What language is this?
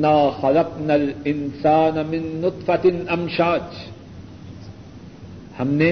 Urdu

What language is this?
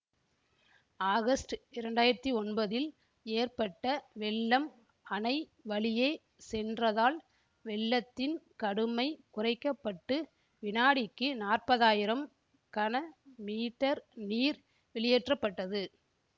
Tamil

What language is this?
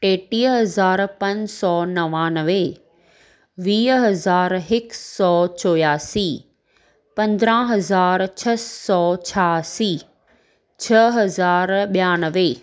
Sindhi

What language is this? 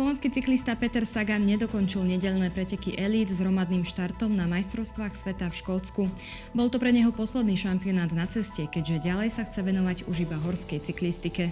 Slovak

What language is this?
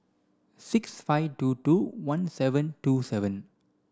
English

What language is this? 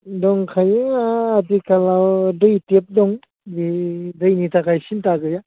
Bodo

